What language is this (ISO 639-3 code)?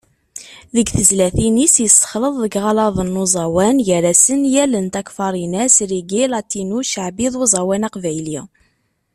kab